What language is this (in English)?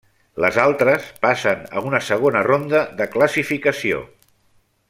Catalan